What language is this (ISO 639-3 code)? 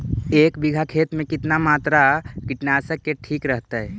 mag